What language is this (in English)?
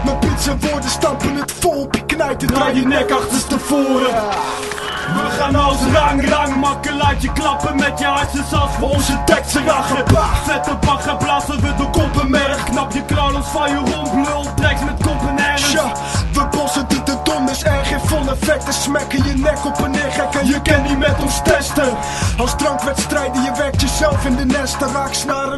Dutch